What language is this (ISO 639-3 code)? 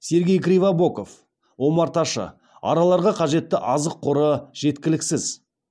kaz